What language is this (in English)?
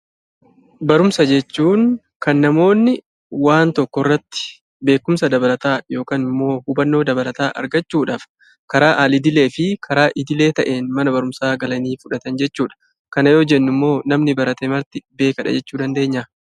Oromo